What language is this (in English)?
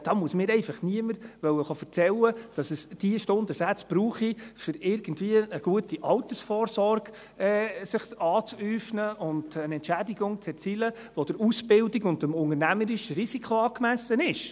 Swiss German